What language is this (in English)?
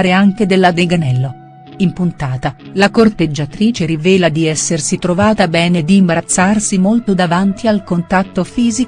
Italian